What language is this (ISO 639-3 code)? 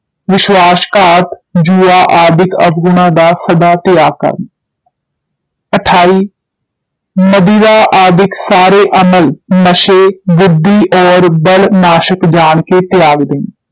pan